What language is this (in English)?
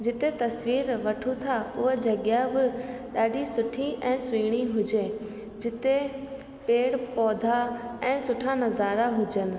Sindhi